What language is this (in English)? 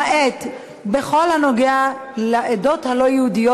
Hebrew